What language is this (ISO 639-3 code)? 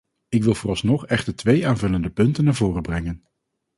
nld